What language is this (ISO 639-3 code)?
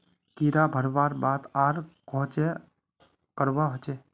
mag